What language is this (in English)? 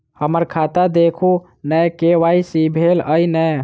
Maithili